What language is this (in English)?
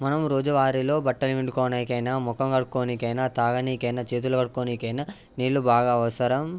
Telugu